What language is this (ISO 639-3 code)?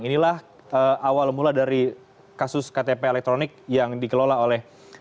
ind